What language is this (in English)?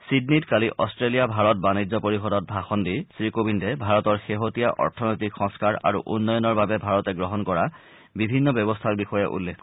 Assamese